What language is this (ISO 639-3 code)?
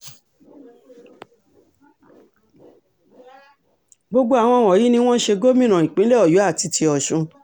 yor